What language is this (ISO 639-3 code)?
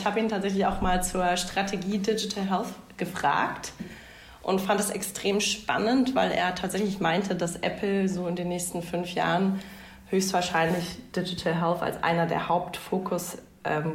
deu